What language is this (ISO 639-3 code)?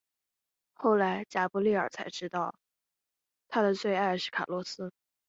zho